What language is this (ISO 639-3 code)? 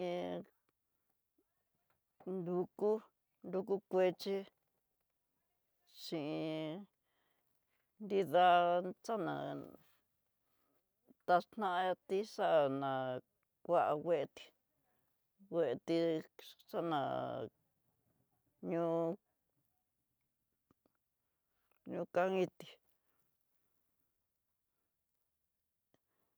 mtx